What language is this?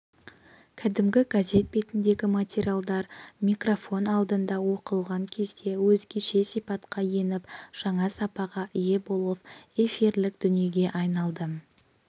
Kazakh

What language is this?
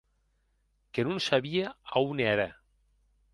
Occitan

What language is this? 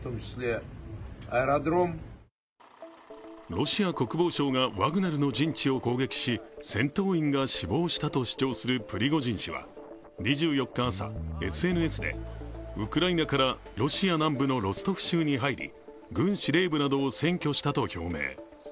Japanese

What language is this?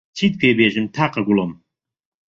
Central Kurdish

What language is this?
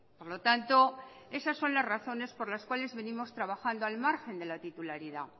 Spanish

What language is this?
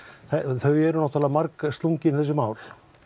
Icelandic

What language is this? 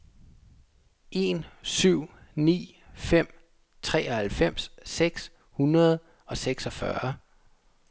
Danish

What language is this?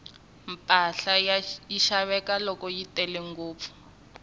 Tsonga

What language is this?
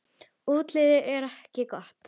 Icelandic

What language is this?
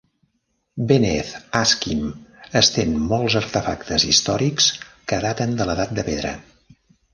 Catalan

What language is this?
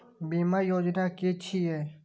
Maithili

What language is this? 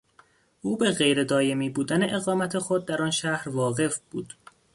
Persian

